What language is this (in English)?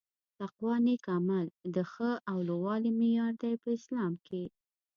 Pashto